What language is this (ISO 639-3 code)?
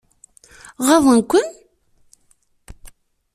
kab